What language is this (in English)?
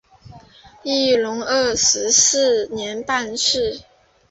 Chinese